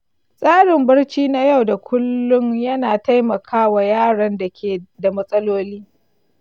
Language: Hausa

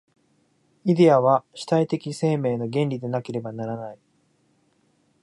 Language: Japanese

